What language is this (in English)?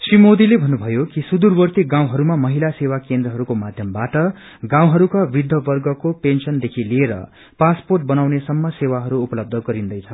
Nepali